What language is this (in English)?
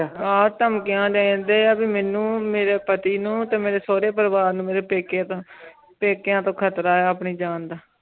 Punjabi